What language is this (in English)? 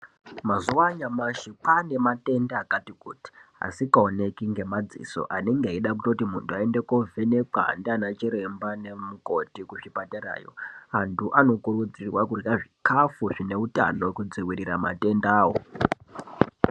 Ndau